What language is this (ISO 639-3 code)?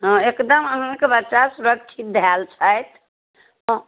mai